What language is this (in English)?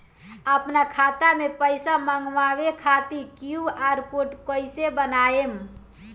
Bhojpuri